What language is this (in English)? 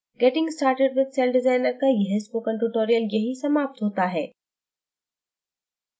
Hindi